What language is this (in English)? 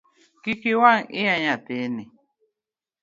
Luo (Kenya and Tanzania)